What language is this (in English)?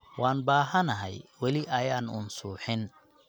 Somali